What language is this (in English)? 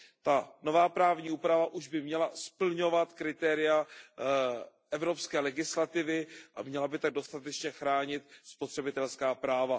Czech